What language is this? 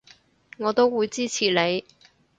Cantonese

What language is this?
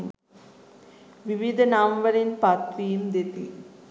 Sinhala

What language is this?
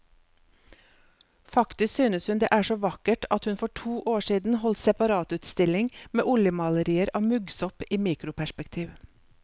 Norwegian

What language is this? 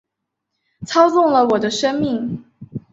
Chinese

